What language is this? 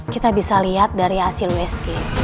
Indonesian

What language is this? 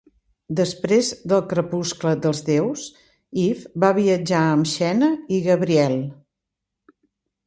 Catalan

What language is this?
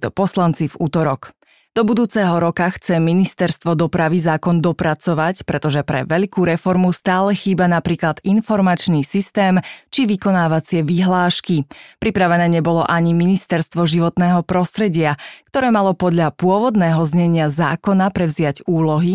Slovak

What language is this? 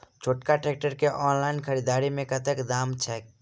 Maithili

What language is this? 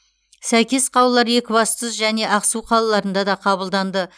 Kazakh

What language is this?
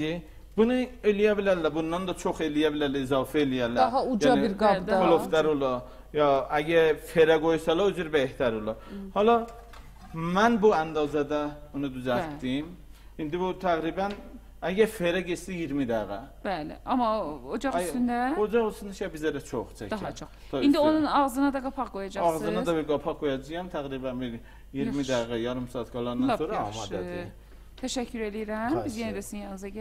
Turkish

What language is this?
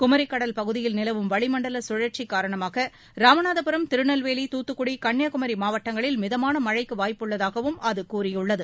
Tamil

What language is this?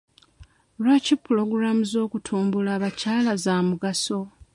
Ganda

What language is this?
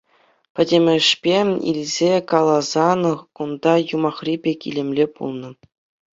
Chuvash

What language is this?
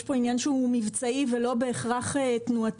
Hebrew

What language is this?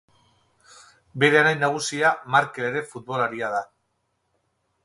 Basque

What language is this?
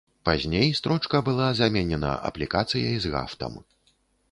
Belarusian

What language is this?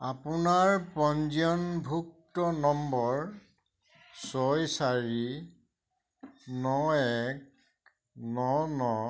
Assamese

